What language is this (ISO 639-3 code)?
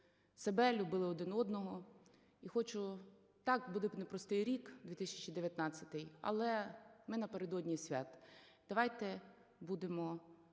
ukr